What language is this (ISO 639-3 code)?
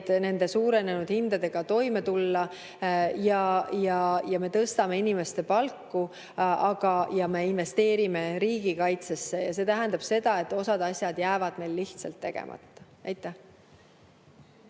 est